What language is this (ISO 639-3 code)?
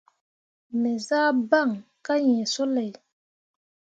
mua